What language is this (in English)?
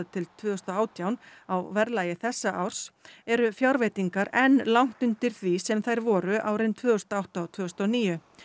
Icelandic